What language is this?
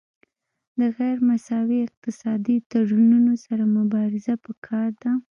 Pashto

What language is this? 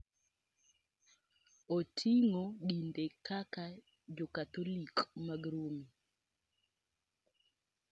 Luo (Kenya and Tanzania)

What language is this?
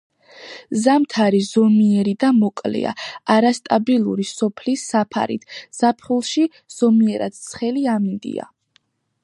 Georgian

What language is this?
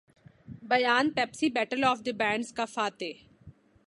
Urdu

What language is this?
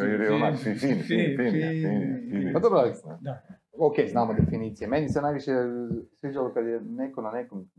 Croatian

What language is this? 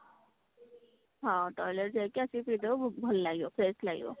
Odia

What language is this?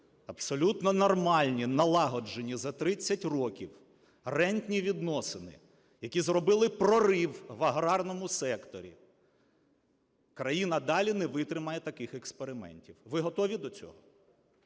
Ukrainian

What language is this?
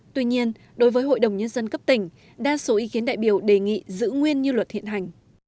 Vietnamese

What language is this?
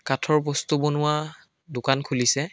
Assamese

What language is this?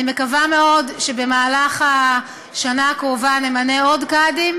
Hebrew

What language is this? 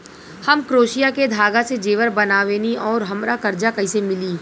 Bhojpuri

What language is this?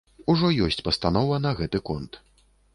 Belarusian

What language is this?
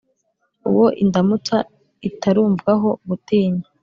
Kinyarwanda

